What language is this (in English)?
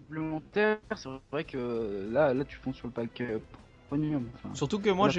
French